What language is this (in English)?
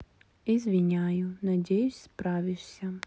Russian